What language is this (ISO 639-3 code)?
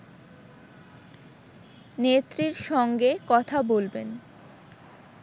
ben